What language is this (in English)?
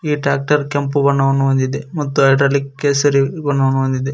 Kannada